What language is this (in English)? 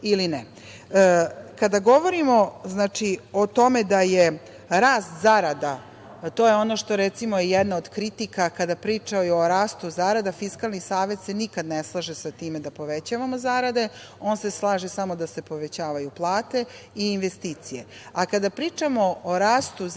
Serbian